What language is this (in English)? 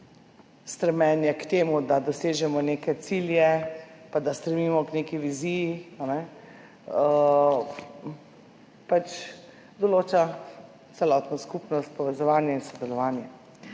Slovenian